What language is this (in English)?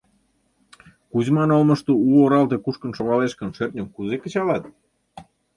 Mari